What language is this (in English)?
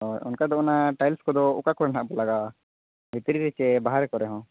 Santali